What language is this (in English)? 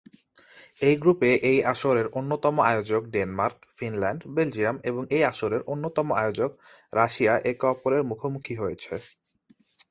Bangla